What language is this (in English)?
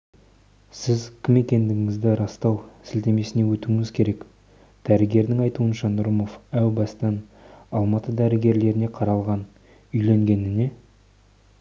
Kazakh